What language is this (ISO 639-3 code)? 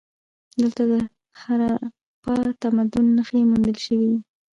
pus